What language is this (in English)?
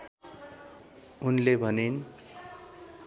Nepali